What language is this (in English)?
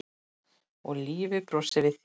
Icelandic